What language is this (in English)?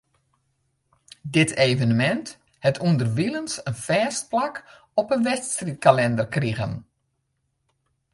Western Frisian